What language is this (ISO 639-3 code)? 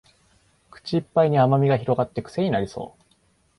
jpn